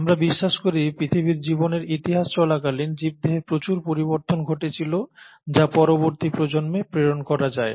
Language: Bangla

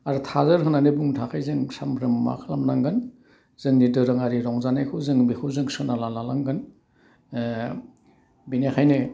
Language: Bodo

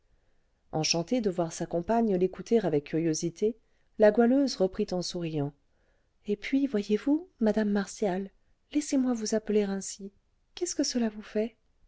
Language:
French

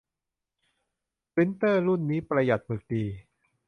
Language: Thai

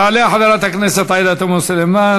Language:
Hebrew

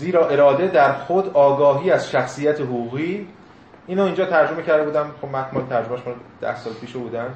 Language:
Persian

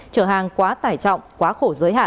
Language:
Vietnamese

